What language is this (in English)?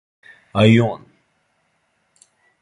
Serbian